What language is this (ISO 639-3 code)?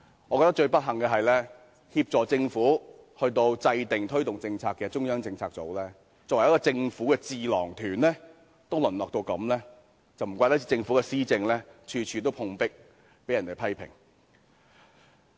yue